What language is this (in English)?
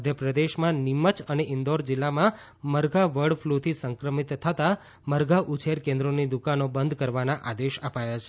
Gujarati